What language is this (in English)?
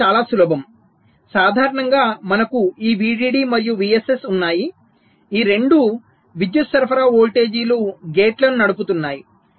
Telugu